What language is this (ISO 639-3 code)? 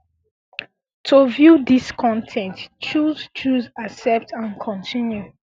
pcm